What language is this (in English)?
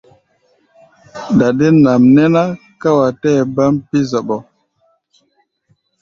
Gbaya